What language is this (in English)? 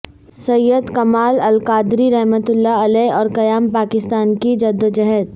Urdu